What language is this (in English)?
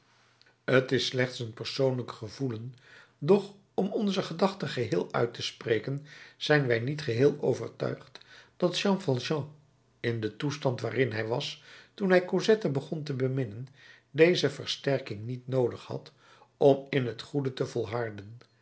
Dutch